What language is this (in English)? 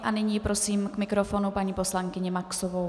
Czech